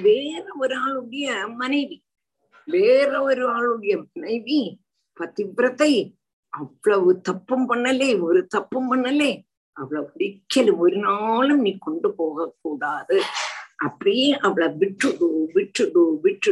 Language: Tamil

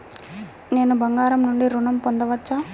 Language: Telugu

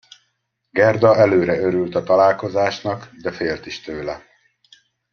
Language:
Hungarian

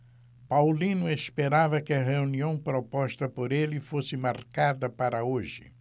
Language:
Portuguese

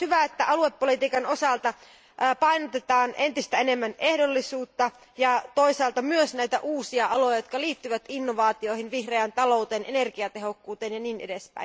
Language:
Finnish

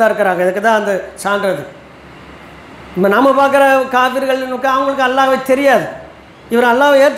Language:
Indonesian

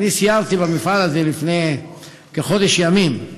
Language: Hebrew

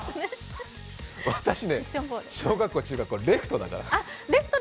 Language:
Japanese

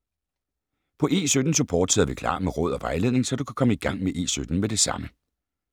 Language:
Danish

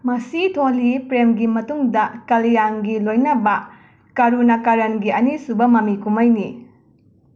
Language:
Manipuri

